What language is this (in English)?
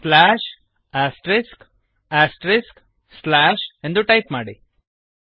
Kannada